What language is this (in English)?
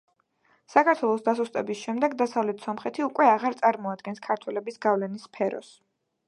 Georgian